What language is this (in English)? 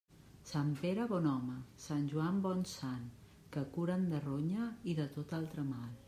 Catalan